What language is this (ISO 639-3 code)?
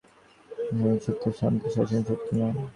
ben